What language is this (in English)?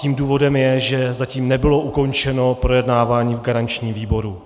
Czech